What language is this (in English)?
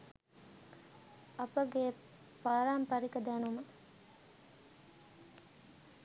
Sinhala